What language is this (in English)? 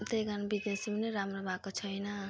Nepali